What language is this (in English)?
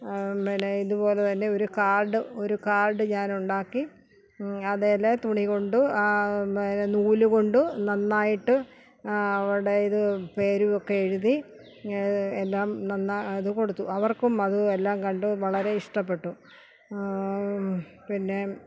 Malayalam